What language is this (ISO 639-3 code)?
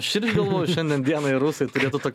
lit